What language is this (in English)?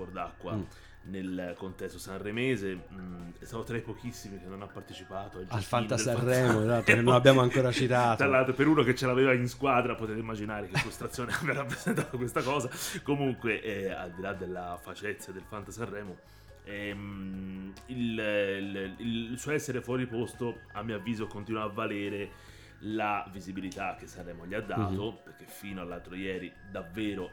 Italian